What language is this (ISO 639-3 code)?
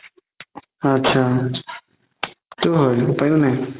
asm